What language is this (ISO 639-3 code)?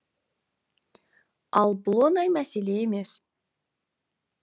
kaz